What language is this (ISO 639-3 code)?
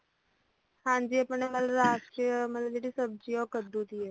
pan